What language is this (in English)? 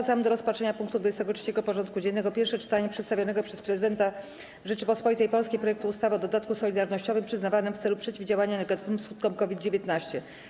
Polish